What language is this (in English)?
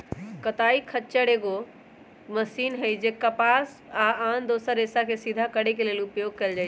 Magahi